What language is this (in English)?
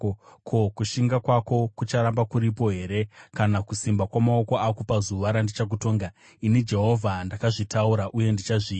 Shona